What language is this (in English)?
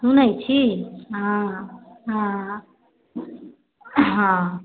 Maithili